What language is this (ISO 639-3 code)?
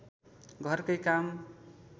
nep